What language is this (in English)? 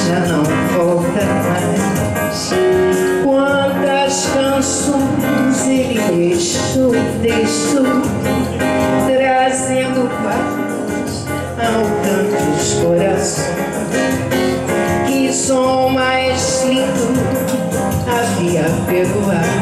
Portuguese